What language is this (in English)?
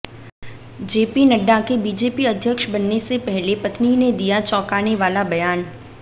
Hindi